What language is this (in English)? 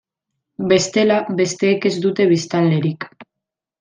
Basque